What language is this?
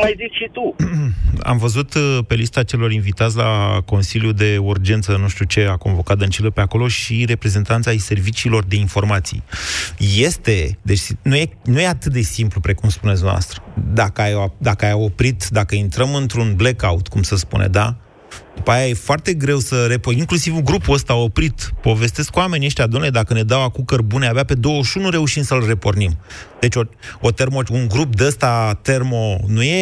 Romanian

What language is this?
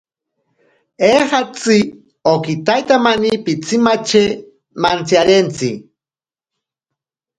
Ashéninka Perené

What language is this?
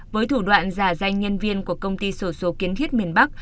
Vietnamese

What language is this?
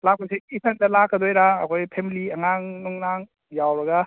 Manipuri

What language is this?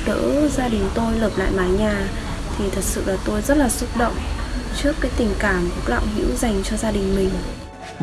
Vietnamese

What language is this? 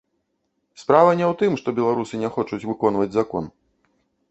Belarusian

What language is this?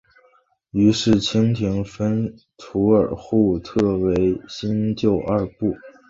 Chinese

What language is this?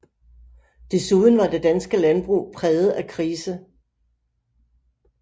Danish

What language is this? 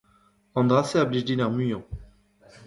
Breton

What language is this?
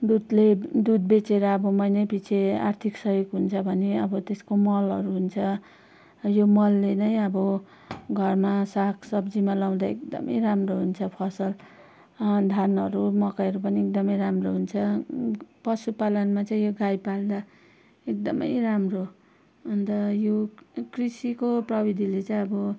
Nepali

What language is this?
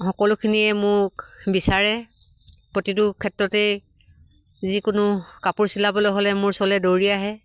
Assamese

